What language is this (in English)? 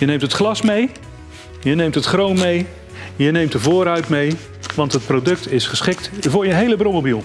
Dutch